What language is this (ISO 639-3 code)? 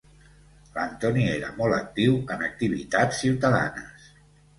cat